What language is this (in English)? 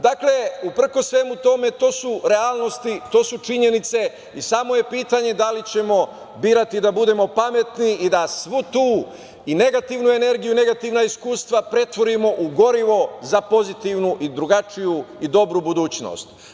Serbian